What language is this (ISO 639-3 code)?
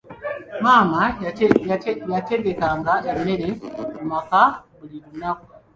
lug